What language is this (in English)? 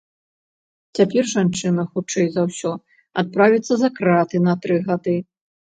Belarusian